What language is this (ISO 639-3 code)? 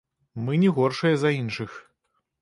bel